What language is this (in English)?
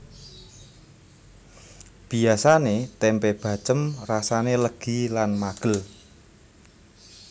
Javanese